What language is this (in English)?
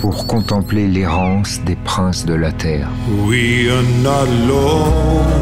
French